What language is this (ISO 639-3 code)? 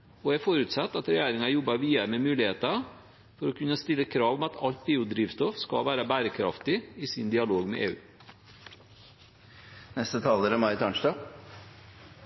nob